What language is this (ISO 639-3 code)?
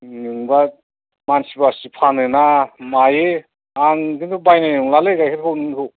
brx